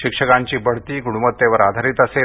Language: Marathi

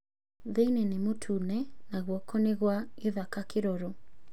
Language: Kikuyu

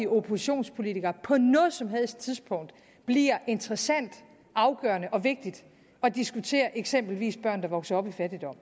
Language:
Danish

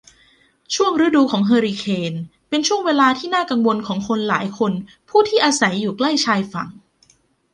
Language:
Thai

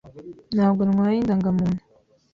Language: Kinyarwanda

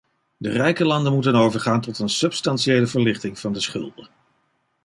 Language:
Dutch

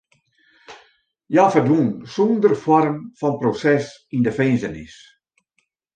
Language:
Western Frisian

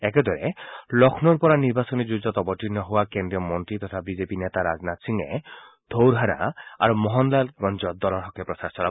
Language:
Assamese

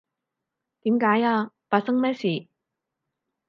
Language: Cantonese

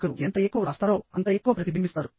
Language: Telugu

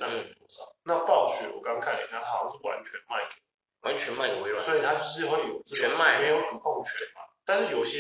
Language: Chinese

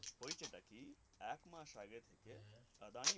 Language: Bangla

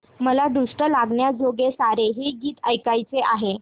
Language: Marathi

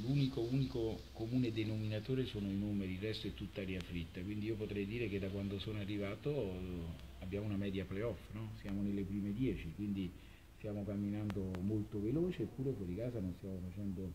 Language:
Italian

